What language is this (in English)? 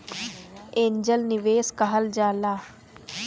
Bhojpuri